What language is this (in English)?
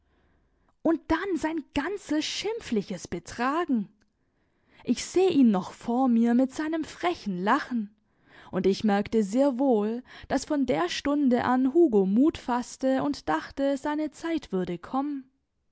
German